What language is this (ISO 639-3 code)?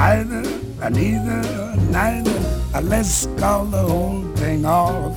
ell